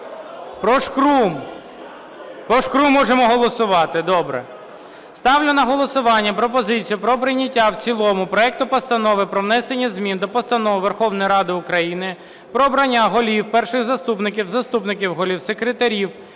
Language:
Ukrainian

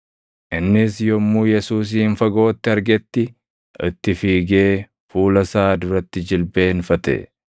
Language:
Oromo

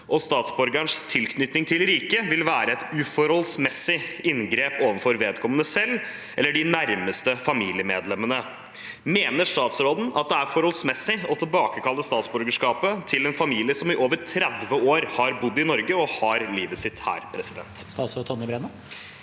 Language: Norwegian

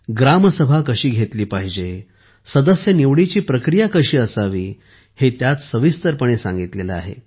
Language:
Marathi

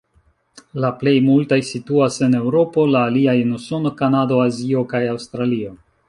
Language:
Esperanto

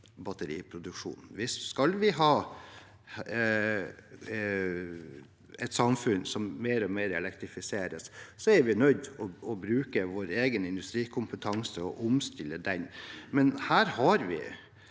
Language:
Norwegian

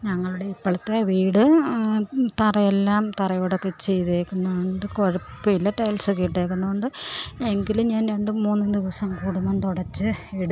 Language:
Malayalam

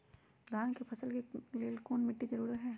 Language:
Magahi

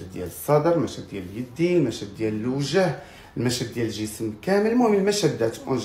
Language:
Arabic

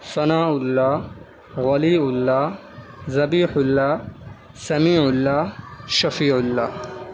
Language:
Urdu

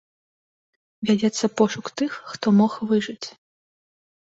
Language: Belarusian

